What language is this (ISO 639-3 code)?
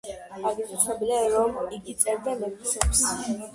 kat